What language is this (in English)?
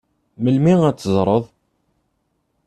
Kabyle